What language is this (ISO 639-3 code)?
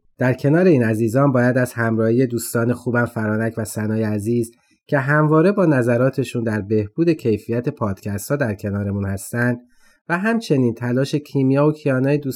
fas